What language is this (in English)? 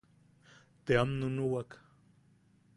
Yaqui